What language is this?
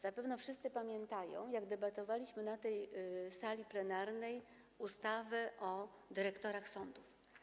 Polish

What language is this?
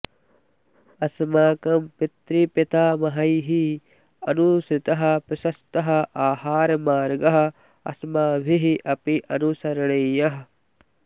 Sanskrit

